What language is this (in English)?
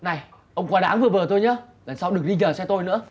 Vietnamese